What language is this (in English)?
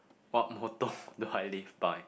English